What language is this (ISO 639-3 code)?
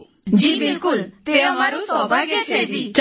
guj